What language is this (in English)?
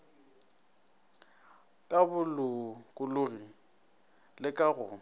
Northern Sotho